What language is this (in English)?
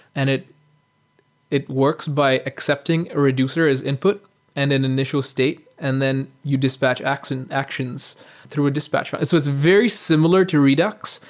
English